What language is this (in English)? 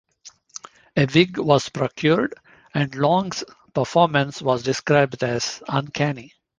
English